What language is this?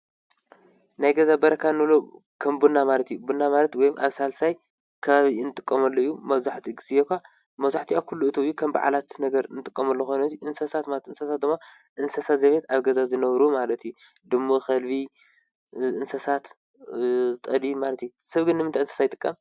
Tigrinya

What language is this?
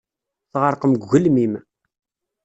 Kabyle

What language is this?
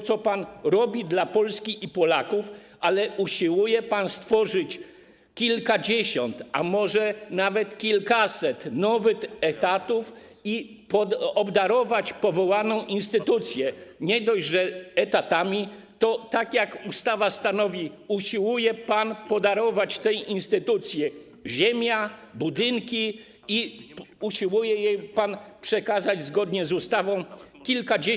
Polish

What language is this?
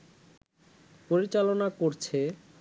Bangla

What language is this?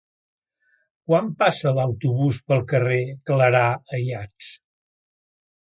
Catalan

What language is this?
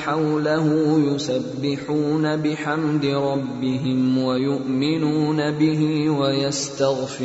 Urdu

